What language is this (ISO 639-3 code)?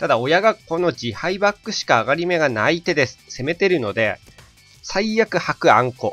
jpn